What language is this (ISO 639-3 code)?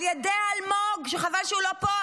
heb